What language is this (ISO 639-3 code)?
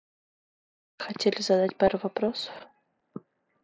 rus